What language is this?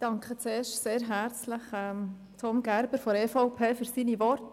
Swiss German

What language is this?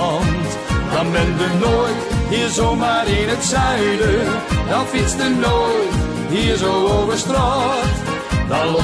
Dutch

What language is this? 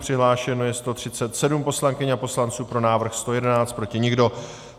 Czech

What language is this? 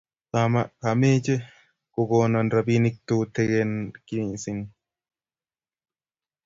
Kalenjin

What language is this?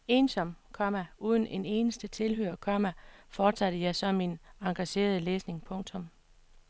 Danish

